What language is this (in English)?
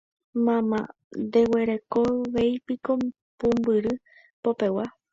Guarani